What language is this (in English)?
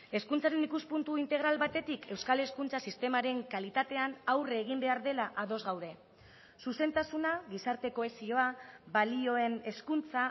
Basque